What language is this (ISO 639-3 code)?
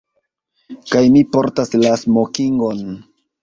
epo